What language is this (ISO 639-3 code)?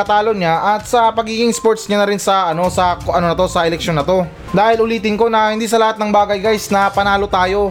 fil